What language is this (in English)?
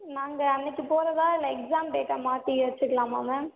Tamil